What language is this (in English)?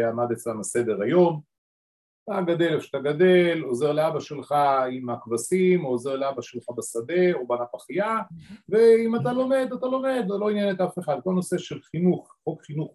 Hebrew